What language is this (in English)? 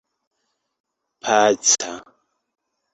Esperanto